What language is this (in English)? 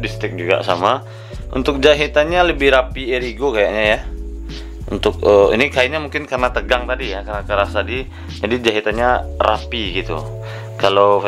Indonesian